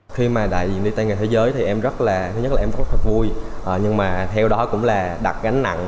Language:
Vietnamese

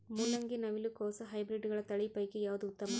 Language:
Kannada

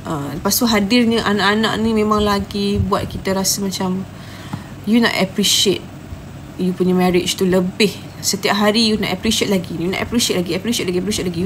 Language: Malay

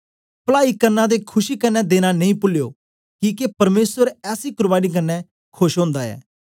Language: Dogri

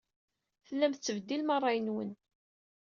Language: Kabyle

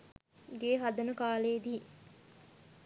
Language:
Sinhala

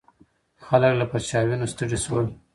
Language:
Pashto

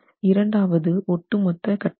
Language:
Tamil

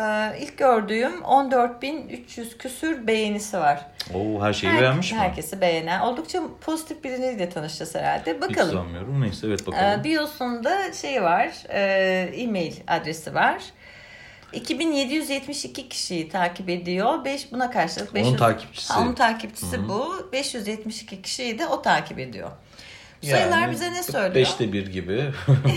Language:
Turkish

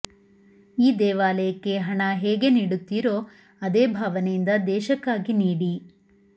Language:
Kannada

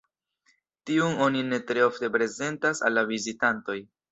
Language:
Esperanto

